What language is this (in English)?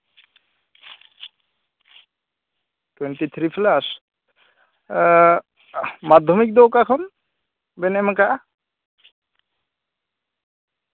Santali